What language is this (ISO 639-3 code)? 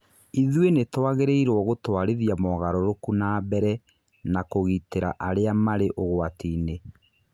kik